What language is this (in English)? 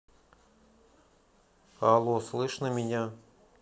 Russian